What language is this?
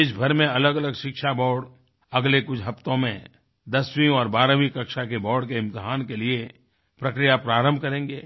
Hindi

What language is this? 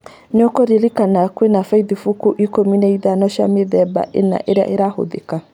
Kikuyu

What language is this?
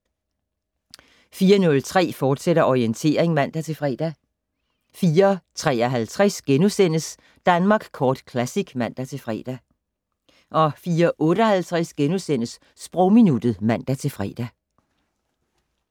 Danish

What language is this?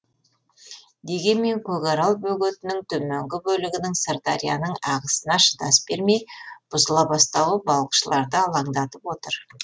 Kazakh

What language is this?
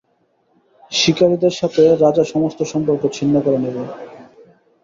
Bangla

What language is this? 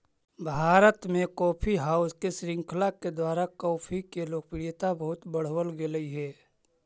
Magahi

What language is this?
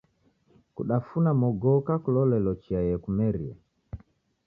Taita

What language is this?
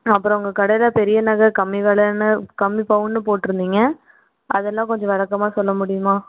Tamil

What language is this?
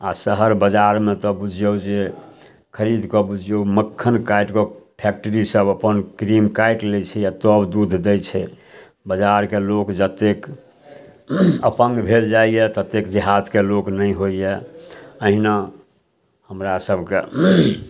Maithili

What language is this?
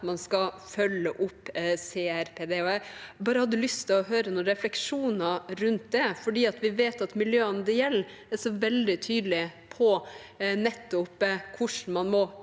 Norwegian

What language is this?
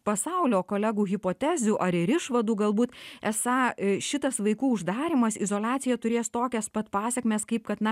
Lithuanian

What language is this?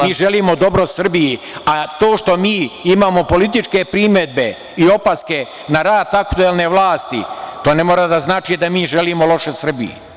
Serbian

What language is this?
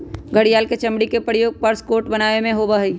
Magahi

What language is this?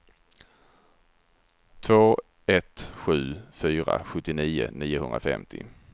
Swedish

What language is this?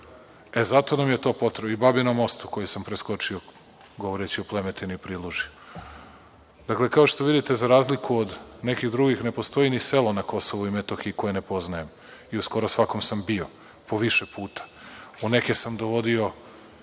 Serbian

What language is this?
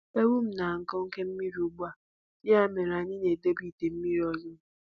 Igbo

